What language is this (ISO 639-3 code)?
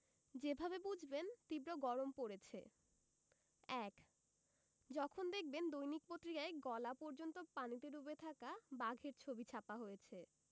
ben